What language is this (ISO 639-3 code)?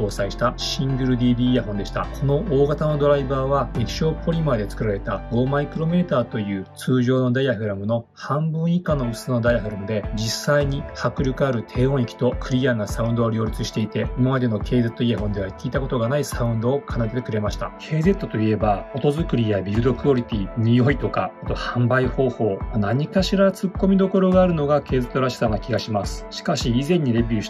jpn